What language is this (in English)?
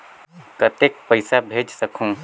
Chhattisgarhi